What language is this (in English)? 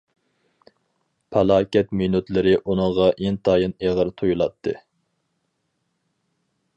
Uyghur